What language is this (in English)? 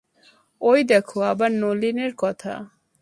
Bangla